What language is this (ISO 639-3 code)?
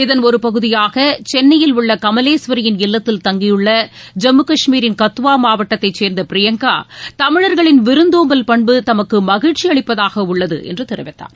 tam